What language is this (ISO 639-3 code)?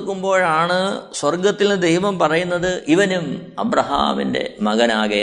mal